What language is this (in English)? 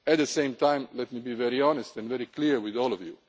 English